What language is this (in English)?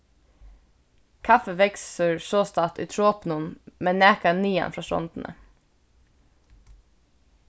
Faroese